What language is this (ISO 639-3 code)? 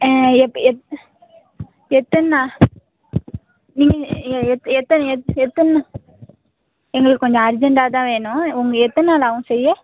tam